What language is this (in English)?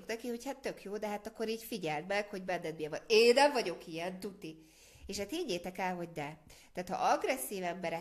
Hungarian